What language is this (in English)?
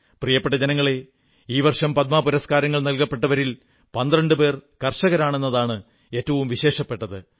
Malayalam